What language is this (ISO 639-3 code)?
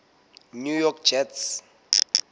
sot